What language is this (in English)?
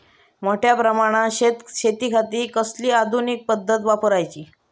Marathi